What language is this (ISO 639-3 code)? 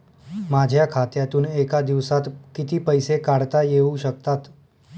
mar